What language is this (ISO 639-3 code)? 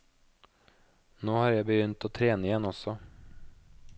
nor